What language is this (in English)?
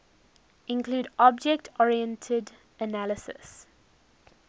English